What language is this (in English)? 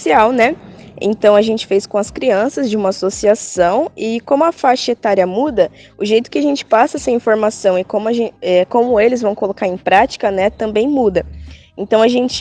Portuguese